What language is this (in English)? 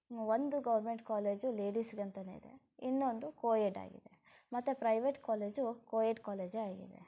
Kannada